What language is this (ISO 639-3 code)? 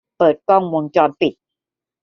tha